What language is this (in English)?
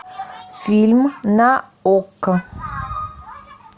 Russian